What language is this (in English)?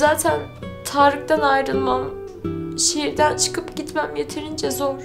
Turkish